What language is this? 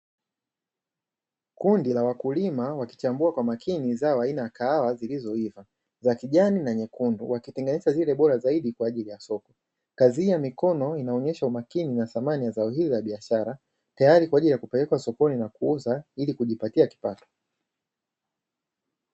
Swahili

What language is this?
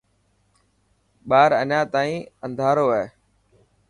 Dhatki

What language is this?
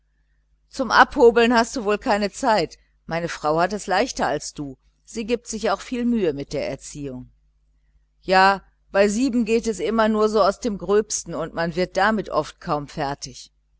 German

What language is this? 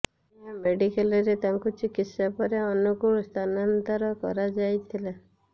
Odia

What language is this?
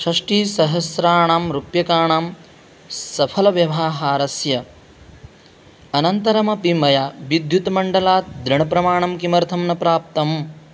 Sanskrit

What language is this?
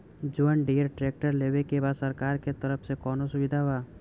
Bhojpuri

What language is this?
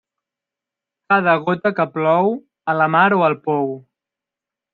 Catalan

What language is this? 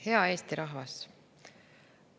Estonian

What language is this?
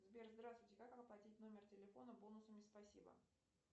Russian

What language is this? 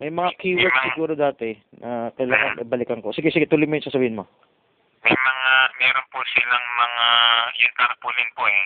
Filipino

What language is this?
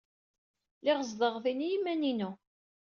Kabyle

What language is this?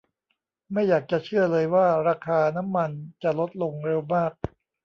Thai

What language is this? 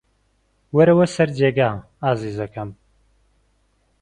Central Kurdish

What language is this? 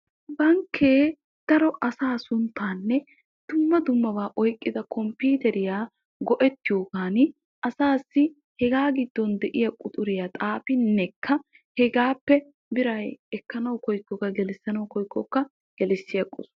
Wolaytta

